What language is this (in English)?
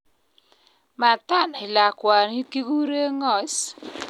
Kalenjin